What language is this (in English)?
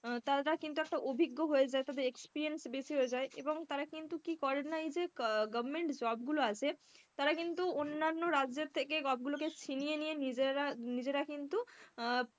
Bangla